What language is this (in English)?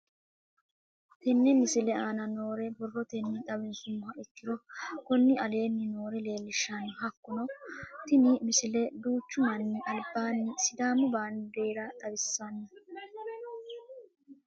Sidamo